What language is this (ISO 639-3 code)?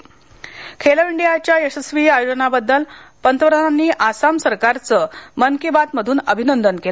mar